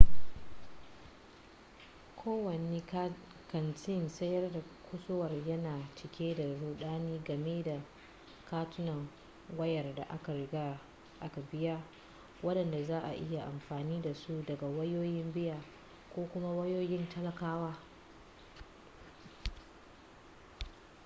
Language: Hausa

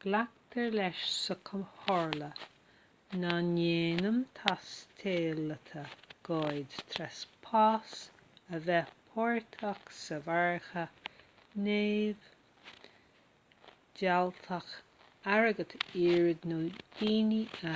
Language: Irish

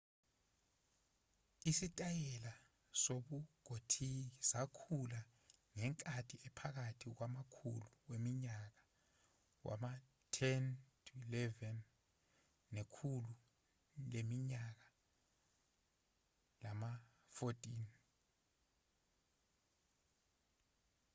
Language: Zulu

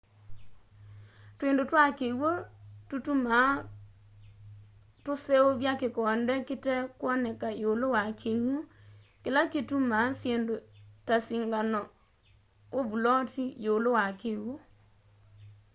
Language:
Kamba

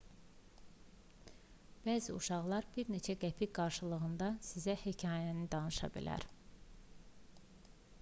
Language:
Azerbaijani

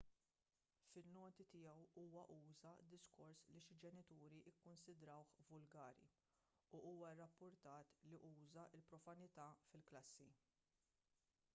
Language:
Maltese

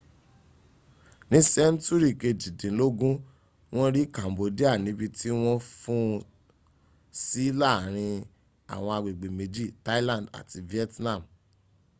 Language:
Yoruba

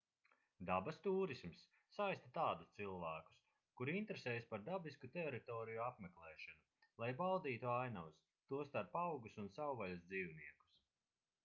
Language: Latvian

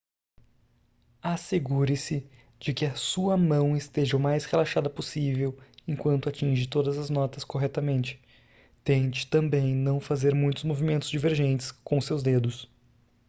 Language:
Portuguese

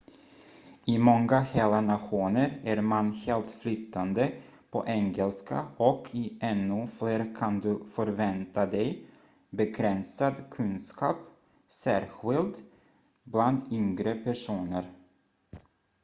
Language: Swedish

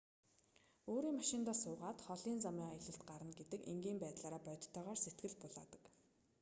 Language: Mongolian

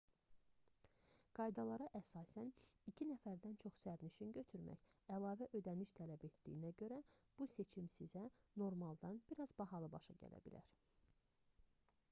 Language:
Azerbaijani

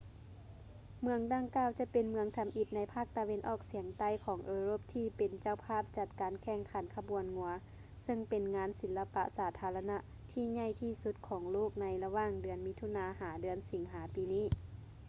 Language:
Lao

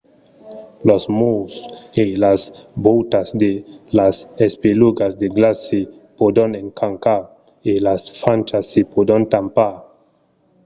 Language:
Occitan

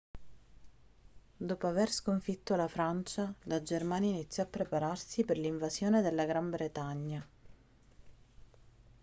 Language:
Italian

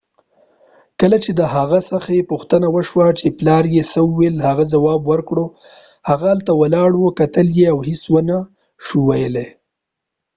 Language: Pashto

